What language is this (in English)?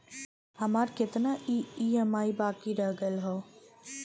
Bhojpuri